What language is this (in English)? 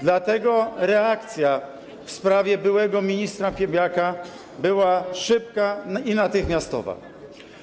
Polish